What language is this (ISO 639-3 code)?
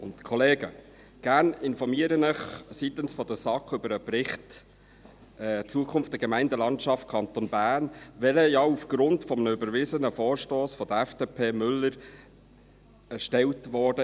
gsw